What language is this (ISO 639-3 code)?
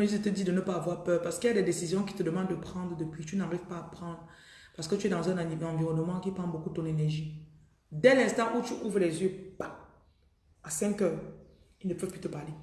fra